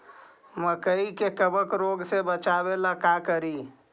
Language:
Magahi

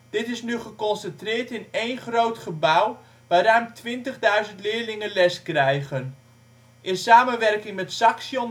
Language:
Dutch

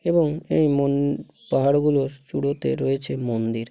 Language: Bangla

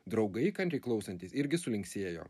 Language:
Lithuanian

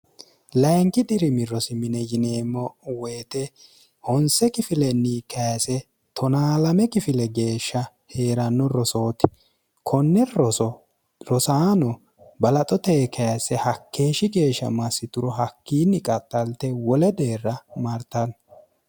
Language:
Sidamo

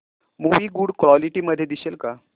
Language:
Marathi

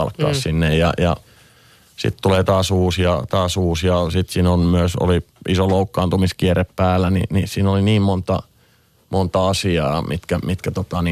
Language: Finnish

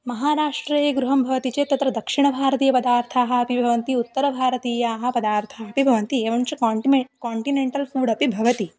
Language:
Sanskrit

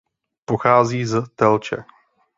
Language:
Czech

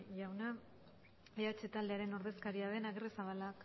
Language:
Basque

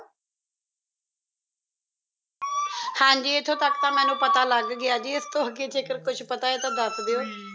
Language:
Punjabi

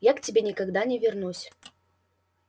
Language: Russian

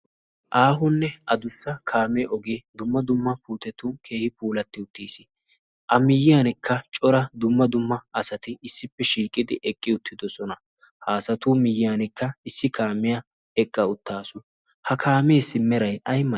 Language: Wolaytta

